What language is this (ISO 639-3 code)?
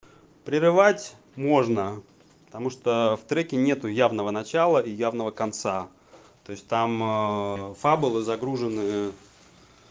rus